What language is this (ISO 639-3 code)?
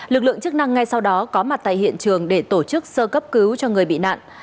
vie